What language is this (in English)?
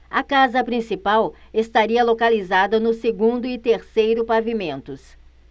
Portuguese